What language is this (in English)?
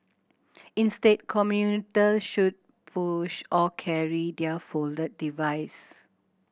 English